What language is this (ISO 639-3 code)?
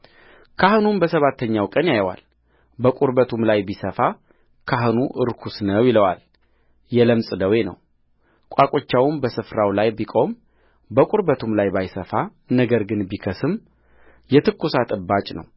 amh